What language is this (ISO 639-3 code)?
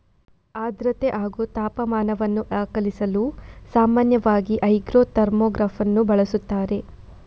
kan